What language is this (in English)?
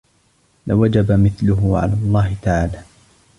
Arabic